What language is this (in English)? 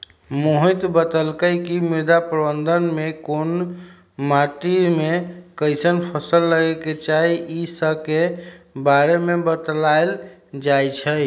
Magahi